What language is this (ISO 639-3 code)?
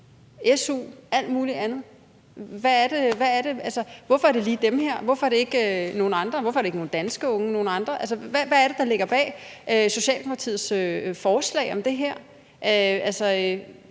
dan